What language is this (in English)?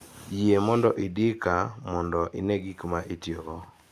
Luo (Kenya and Tanzania)